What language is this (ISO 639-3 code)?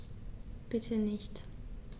deu